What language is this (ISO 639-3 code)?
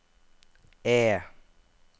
nor